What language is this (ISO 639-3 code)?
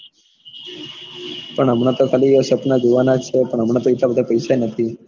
guj